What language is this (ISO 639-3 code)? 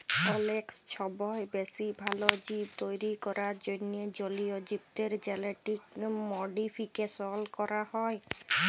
ben